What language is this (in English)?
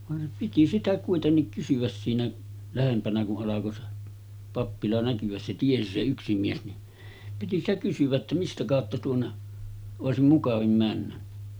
Finnish